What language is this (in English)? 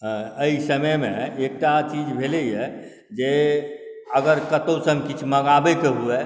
Maithili